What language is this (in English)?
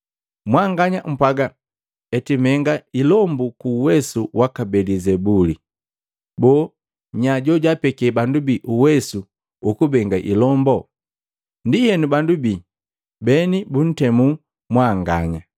Matengo